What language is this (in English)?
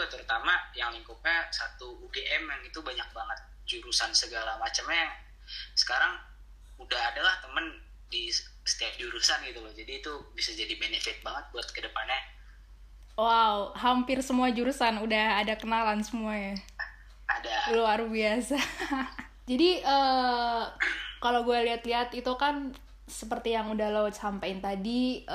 Indonesian